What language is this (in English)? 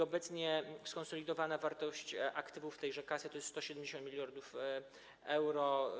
Polish